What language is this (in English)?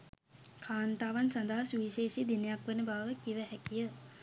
Sinhala